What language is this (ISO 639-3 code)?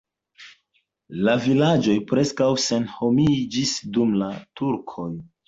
epo